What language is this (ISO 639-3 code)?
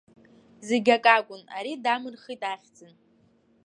abk